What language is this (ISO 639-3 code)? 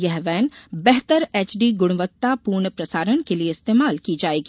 hin